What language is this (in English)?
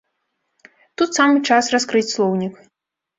Belarusian